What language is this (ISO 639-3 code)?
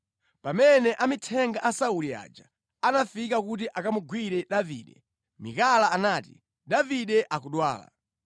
nya